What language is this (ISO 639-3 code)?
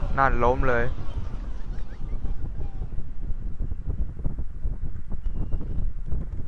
tha